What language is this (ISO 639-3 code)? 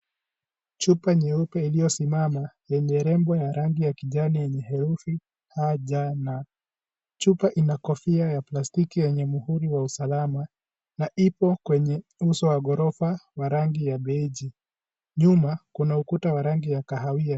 swa